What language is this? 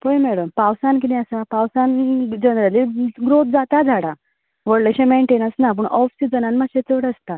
Konkani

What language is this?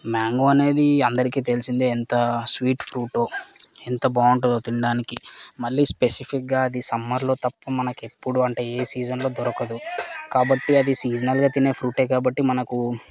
Telugu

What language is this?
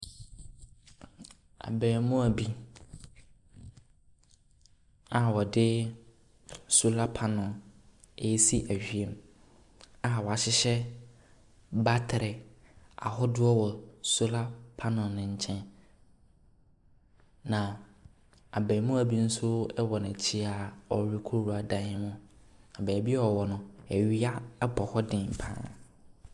Akan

